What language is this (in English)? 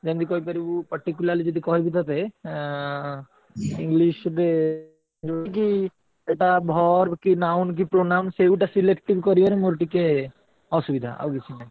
Odia